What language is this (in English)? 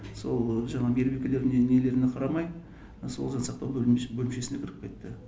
Kazakh